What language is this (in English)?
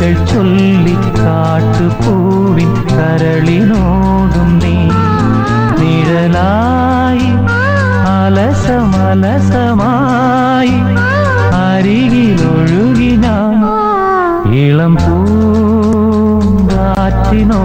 Malayalam